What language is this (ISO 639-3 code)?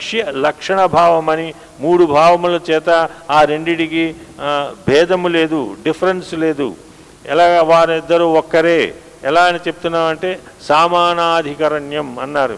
tel